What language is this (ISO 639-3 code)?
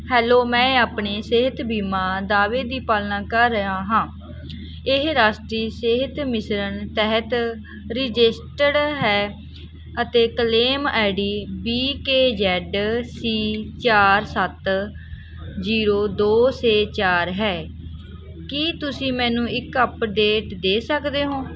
pan